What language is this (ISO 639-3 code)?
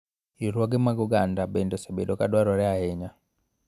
luo